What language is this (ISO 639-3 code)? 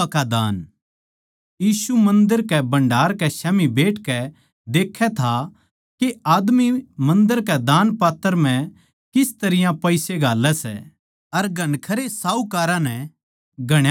bgc